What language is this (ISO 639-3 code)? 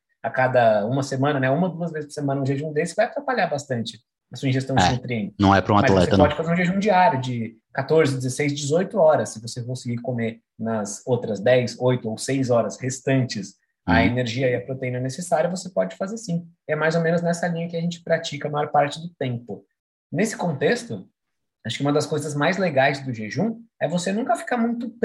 por